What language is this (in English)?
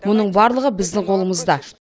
Kazakh